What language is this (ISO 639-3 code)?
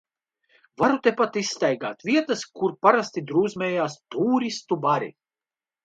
lav